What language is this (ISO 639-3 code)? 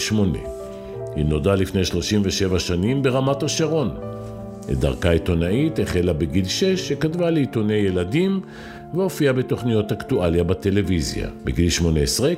heb